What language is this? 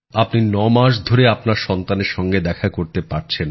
Bangla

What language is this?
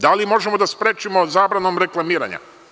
Serbian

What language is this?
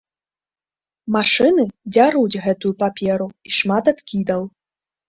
Belarusian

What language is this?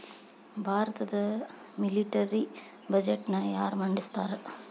Kannada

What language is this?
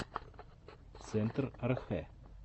Russian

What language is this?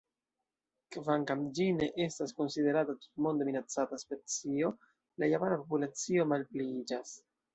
Esperanto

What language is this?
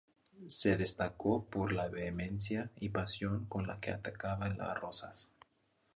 Spanish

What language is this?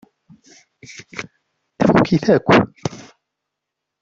Kabyle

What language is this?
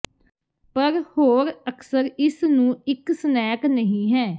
Punjabi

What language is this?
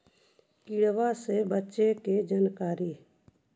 Magahi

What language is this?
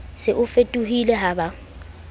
Southern Sotho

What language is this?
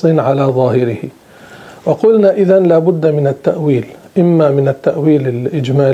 Arabic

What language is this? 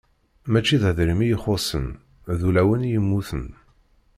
Kabyle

